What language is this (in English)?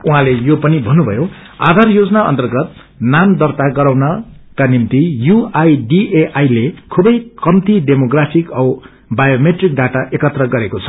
Nepali